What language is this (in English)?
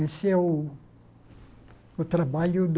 Portuguese